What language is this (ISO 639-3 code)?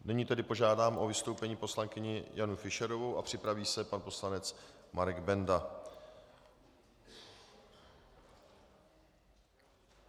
ces